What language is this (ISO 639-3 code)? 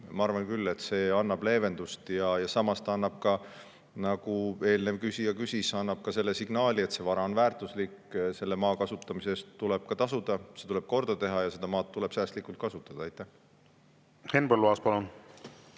est